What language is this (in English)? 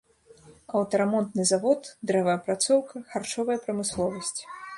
Belarusian